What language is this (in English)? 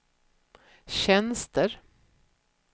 Swedish